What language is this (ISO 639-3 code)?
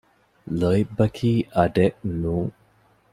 div